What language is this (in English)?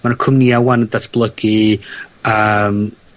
Welsh